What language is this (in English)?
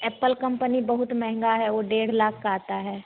Hindi